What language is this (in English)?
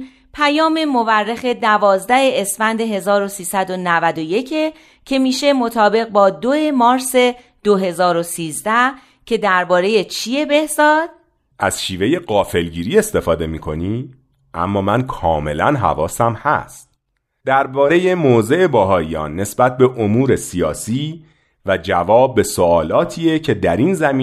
Persian